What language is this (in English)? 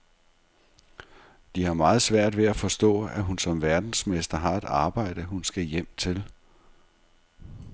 Danish